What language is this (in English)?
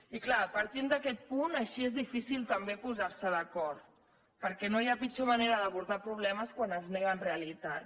Catalan